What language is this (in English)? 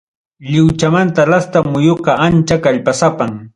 Ayacucho Quechua